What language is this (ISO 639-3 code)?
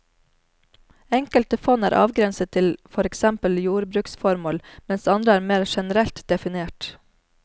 nor